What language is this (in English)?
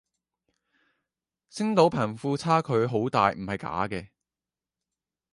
Cantonese